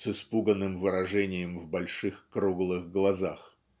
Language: Russian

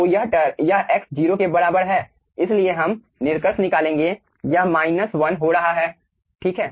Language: Hindi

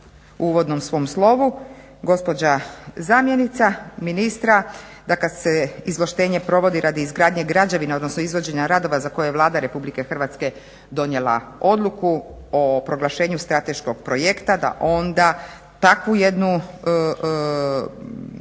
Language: Croatian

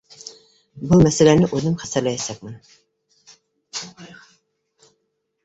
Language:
Bashkir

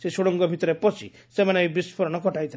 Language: Odia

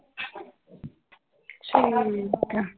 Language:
Punjabi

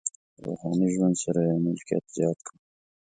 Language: Pashto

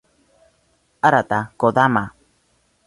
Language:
Spanish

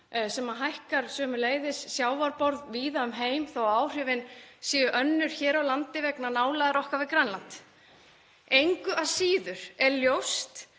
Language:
Icelandic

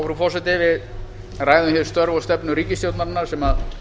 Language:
Icelandic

